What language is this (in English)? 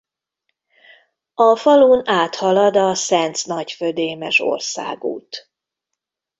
Hungarian